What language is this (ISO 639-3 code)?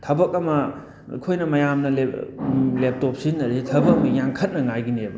mni